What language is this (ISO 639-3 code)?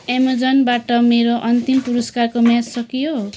nep